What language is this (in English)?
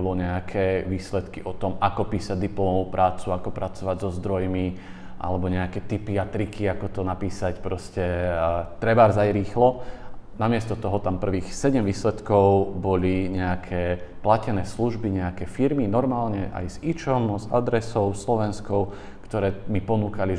Slovak